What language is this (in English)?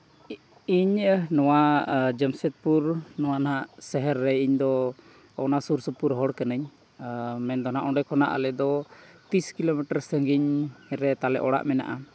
Santali